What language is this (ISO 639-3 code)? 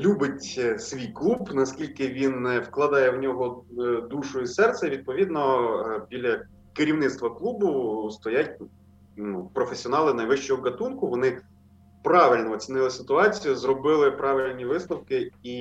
ukr